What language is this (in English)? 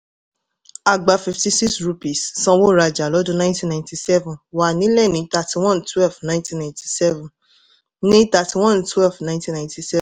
Yoruba